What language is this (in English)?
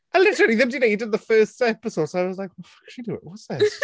Welsh